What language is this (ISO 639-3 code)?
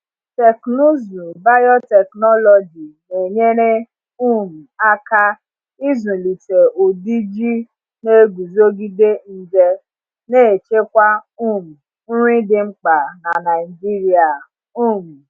ibo